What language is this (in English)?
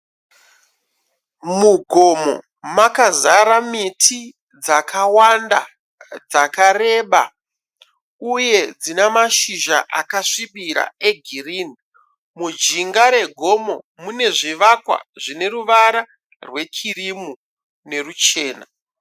Shona